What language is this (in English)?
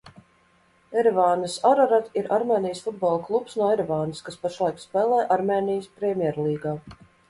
Latvian